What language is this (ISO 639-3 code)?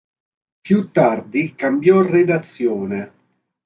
ita